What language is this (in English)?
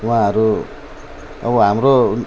Nepali